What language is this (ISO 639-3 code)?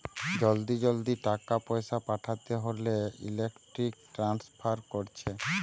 ben